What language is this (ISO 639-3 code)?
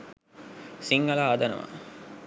sin